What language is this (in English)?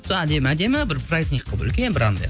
Kazakh